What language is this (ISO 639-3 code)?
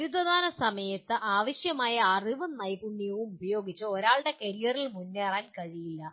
mal